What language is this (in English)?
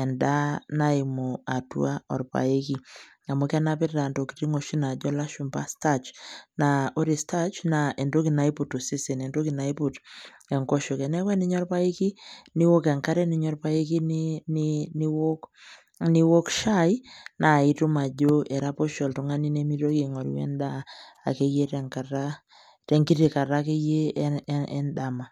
Masai